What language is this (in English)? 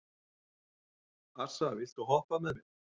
Icelandic